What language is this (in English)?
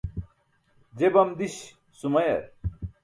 Burushaski